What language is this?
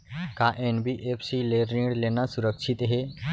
Chhattisgarhi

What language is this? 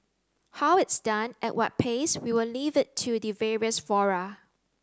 English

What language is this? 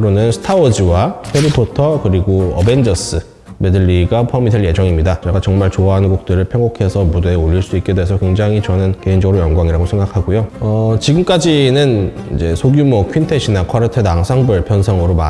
Korean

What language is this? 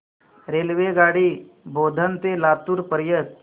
Marathi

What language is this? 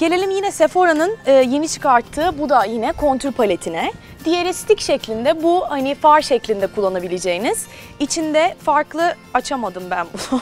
Turkish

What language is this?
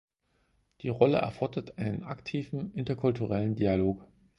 German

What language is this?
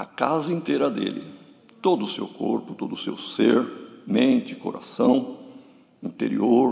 Portuguese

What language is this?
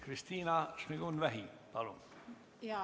Estonian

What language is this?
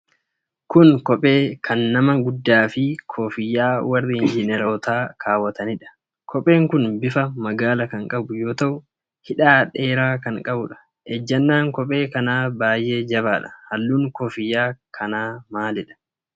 Oromo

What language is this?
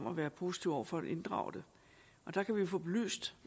Danish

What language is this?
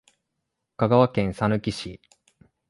Japanese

